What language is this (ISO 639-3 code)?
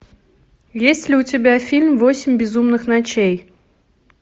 rus